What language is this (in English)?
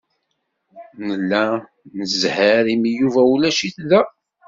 Kabyle